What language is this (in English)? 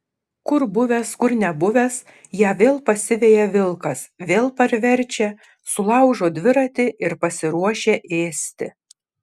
Lithuanian